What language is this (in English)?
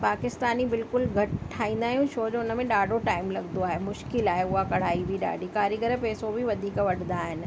Sindhi